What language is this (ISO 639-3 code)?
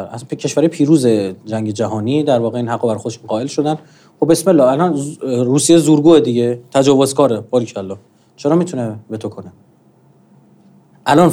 fas